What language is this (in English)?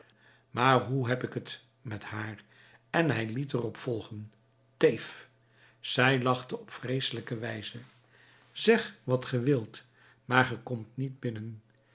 Dutch